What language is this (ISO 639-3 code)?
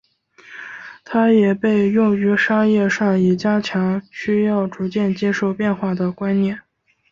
zho